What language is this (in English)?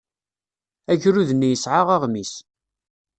Kabyle